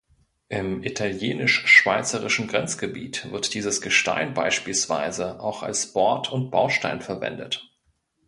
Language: German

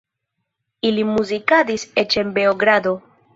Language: Esperanto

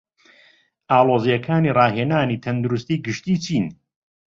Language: Central Kurdish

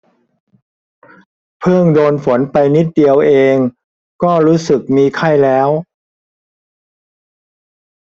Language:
Thai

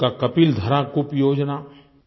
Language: Hindi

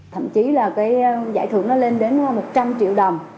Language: Vietnamese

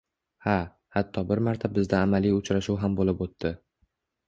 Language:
Uzbek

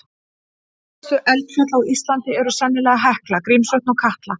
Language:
Icelandic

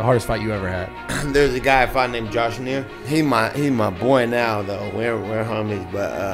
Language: English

